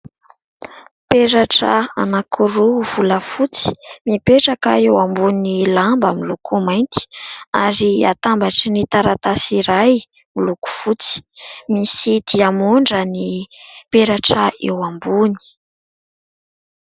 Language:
Malagasy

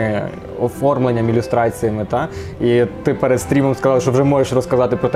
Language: Ukrainian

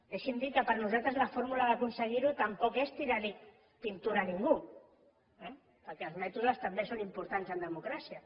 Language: Catalan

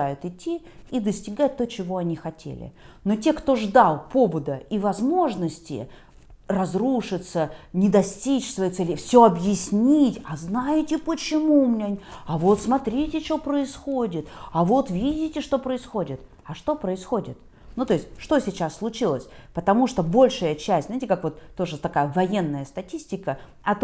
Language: Russian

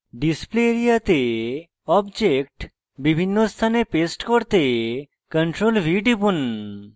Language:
Bangla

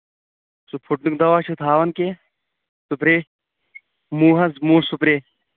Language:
Kashmiri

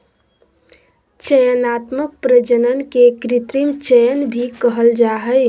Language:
Magahi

